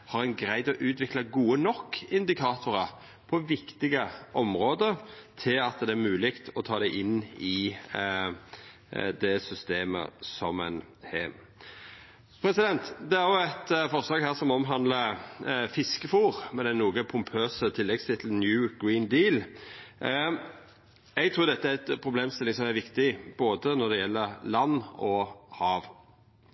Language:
Norwegian Nynorsk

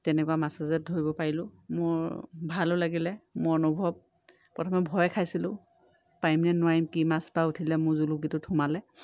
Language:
Assamese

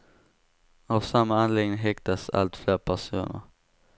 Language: Swedish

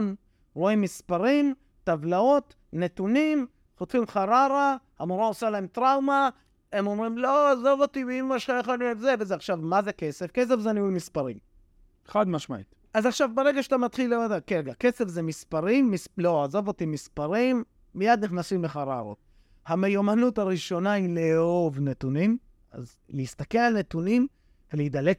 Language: Hebrew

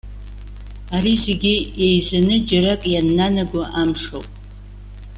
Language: Abkhazian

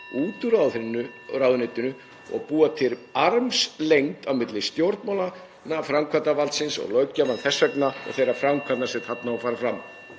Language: Icelandic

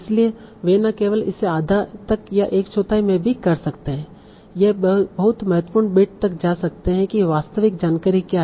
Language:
Hindi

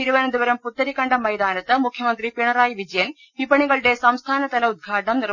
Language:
Malayalam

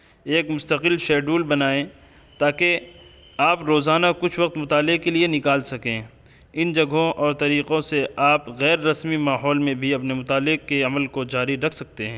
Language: Urdu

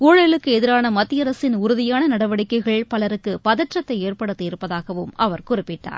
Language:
Tamil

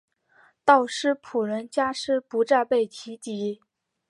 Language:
Chinese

